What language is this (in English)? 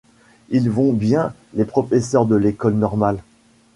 French